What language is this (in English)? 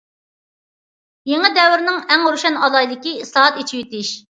Uyghur